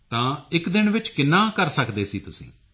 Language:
Punjabi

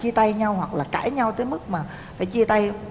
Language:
Vietnamese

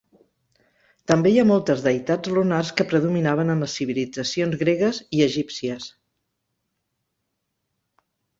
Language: Catalan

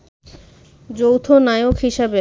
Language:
Bangla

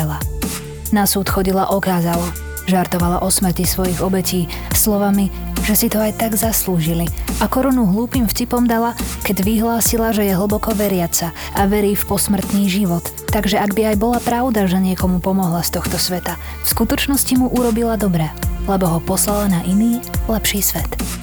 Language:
Slovak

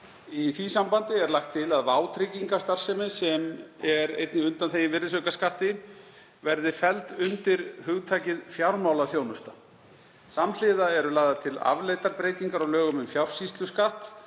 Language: Icelandic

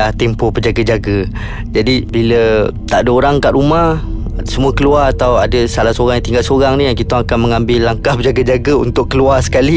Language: Malay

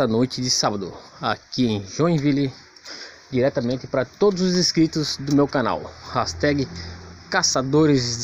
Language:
Portuguese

